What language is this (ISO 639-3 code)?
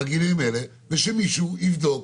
heb